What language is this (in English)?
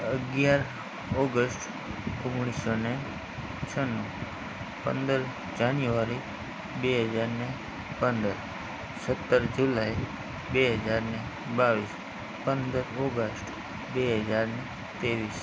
Gujarati